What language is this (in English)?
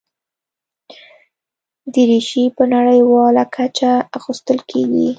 Pashto